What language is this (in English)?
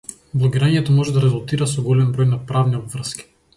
Macedonian